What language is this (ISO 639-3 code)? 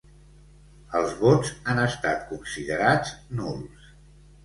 cat